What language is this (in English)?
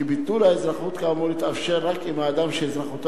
Hebrew